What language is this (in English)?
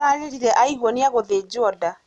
Kikuyu